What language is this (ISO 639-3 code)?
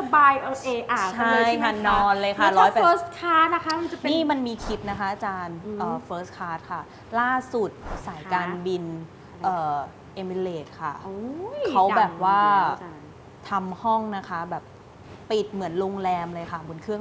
tha